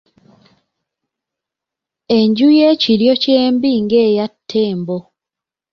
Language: Ganda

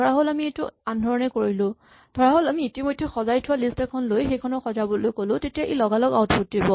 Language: Assamese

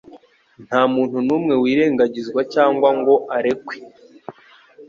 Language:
Kinyarwanda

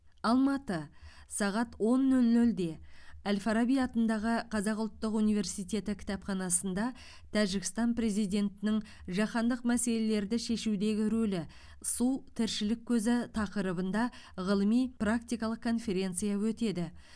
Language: Kazakh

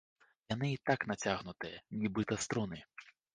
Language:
Belarusian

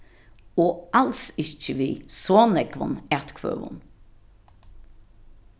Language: Faroese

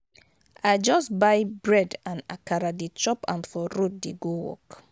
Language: Nigerian Pidgin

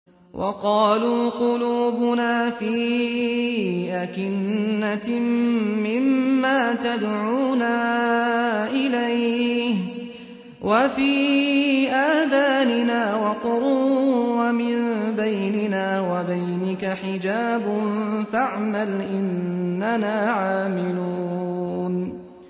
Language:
Arabic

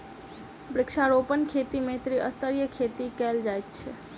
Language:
Maithili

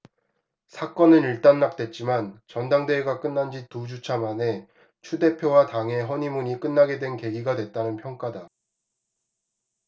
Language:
Korean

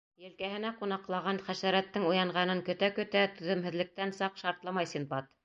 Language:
Bashkir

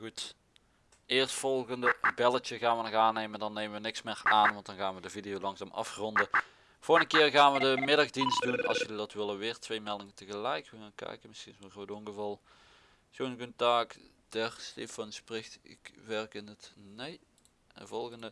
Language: Dutch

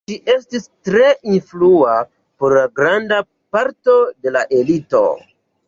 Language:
Esperanto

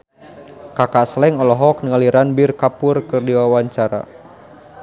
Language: Sundanese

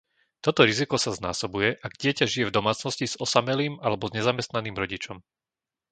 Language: Slovak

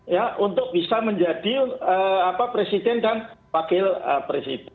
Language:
Indonesian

